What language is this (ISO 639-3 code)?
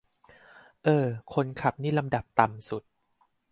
tha